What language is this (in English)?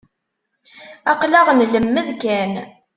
Kabyle